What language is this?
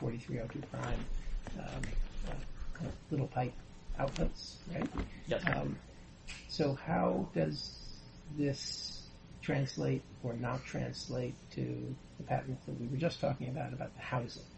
English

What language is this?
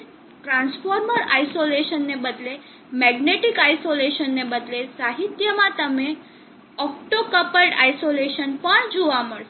Gujarati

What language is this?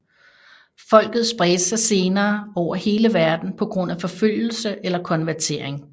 Danish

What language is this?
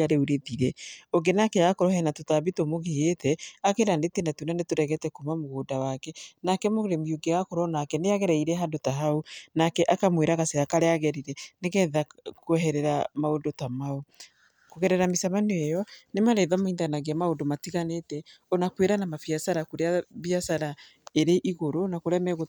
Kikuyu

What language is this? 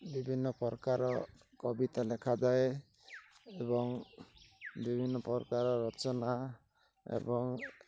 Odia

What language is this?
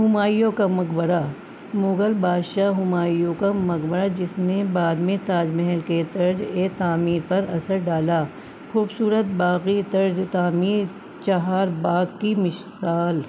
Urdu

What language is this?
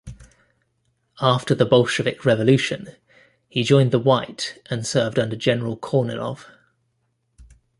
English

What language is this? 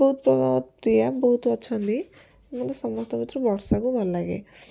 Odia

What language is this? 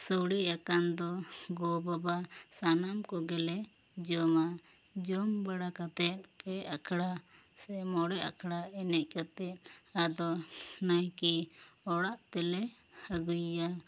Santali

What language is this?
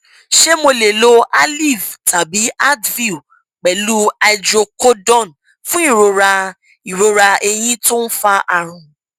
Yoruba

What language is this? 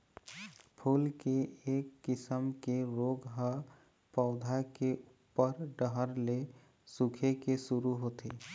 Chhattisgarhi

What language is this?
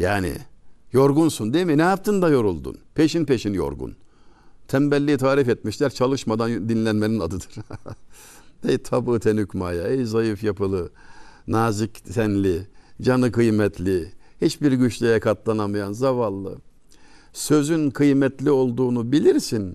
Turkish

